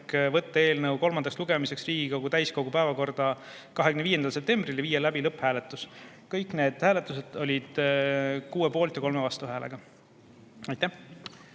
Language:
Estonian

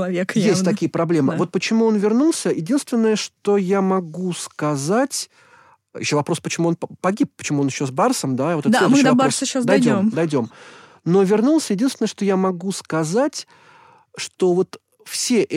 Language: Russian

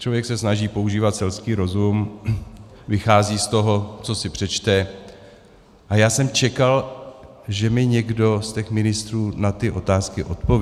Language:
Czech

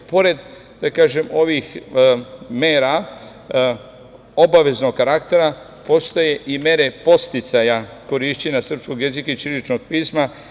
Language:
Serbian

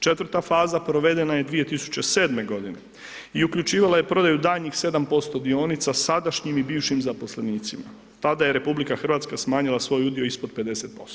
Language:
Croatian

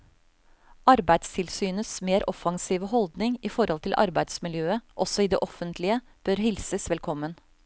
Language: Norwegian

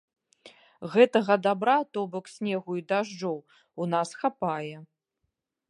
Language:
Belarusian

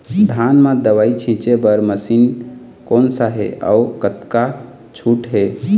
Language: Chhattisgarhi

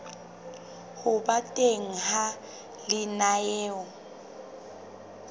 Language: Southern Sotho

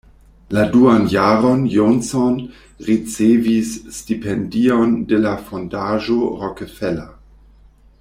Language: Esperanto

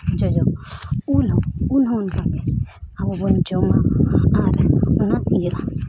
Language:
Santali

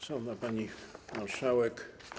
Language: Polish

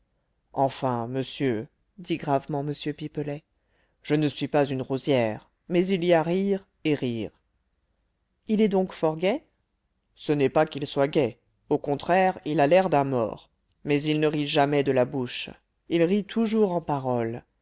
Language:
French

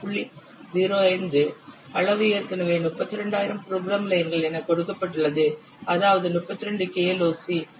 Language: Tamil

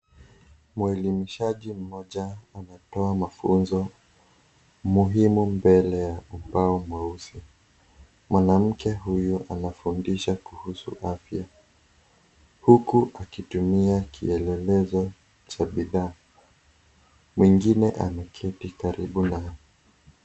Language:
Swahili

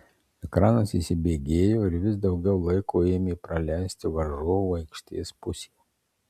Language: Lithuanian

